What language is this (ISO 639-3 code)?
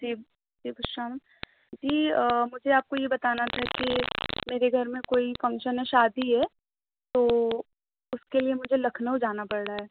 urd